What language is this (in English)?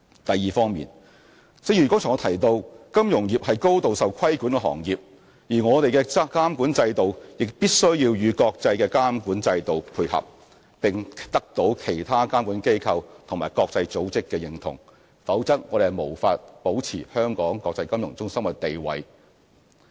Cantonese